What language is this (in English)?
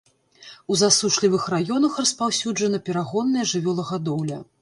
Belarusian